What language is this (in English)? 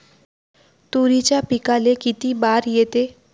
Marathi